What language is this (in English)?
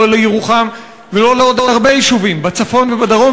Hebrew